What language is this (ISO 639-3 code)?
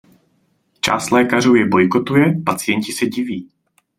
ces